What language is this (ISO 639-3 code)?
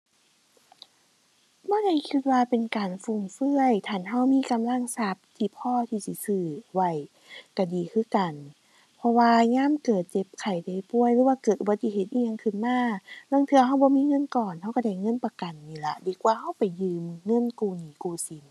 tha